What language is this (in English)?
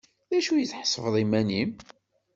Kabyle